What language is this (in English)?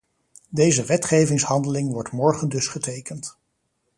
Dutch